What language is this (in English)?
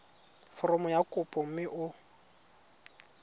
Tswana